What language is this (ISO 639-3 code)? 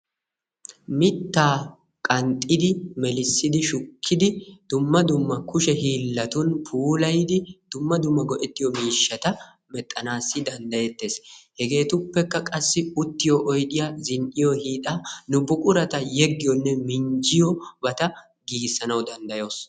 wal